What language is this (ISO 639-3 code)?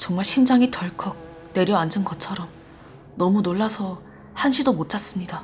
kor